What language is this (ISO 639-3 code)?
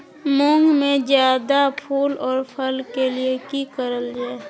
mag